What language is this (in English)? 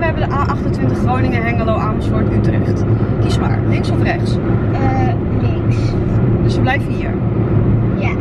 Dutch